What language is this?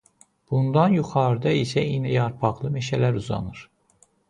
Azerbaijani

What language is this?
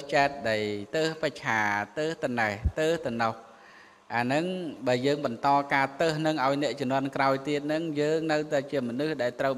Vietnamese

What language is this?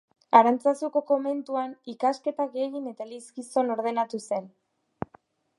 Basque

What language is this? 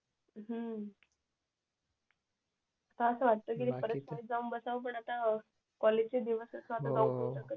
Marathi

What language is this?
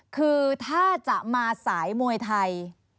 Thai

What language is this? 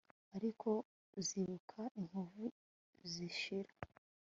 Kinyarwanda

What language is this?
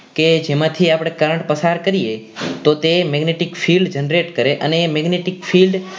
Gujarati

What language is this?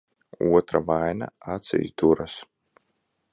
Latvian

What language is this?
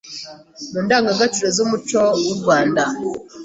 Kinyarwanda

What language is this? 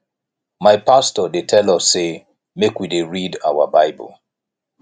Nigerian Pidgin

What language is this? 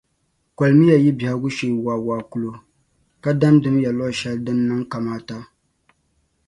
Dagbani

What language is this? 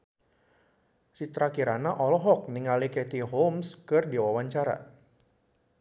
Sundanese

